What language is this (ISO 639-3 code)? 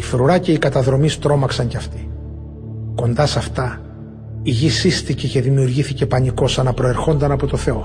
ell